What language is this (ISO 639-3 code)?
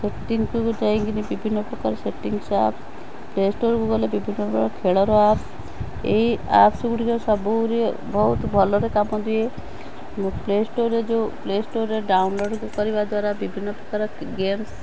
ori